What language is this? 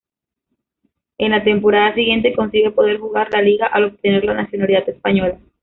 Spanish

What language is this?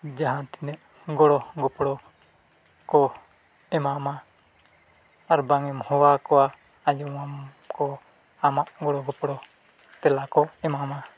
Santali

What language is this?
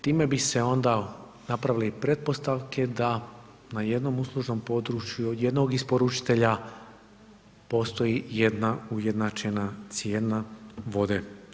Croatian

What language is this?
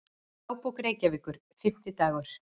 Icelandic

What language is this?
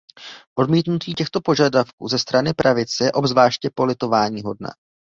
Czech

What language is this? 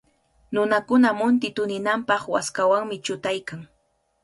Cajatambo North Lima Quechua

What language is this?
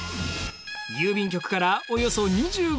Japanese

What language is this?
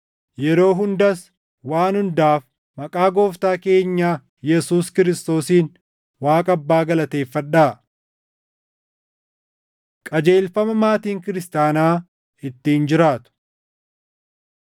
Oromo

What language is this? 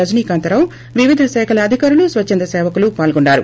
Telugu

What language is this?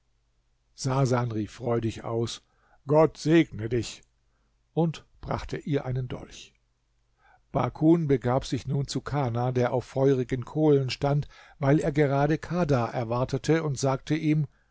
German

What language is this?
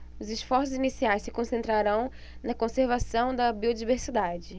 Portuguese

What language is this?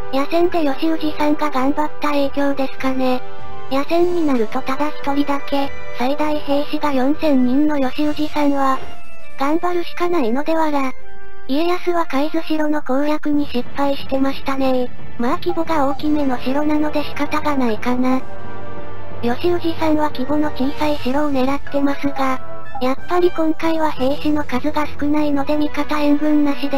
Japanese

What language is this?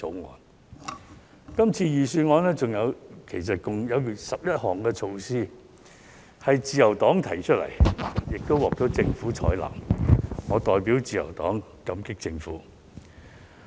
Cantonese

